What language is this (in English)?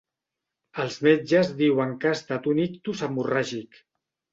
Catalan